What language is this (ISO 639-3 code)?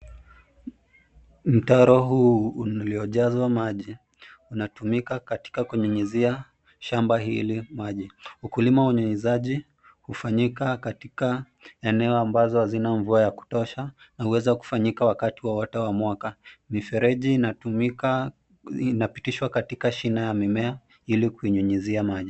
swa